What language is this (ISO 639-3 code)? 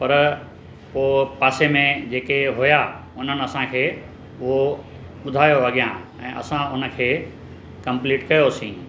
snd